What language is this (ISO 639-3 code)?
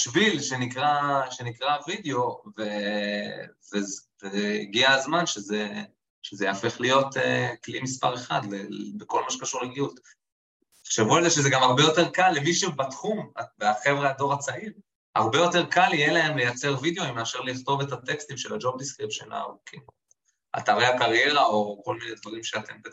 heb